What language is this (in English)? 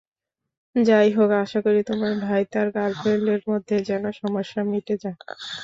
Bangla